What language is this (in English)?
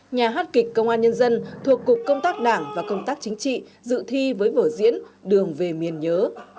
Vietnamese